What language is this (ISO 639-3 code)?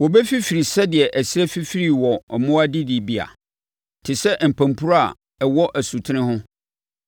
aka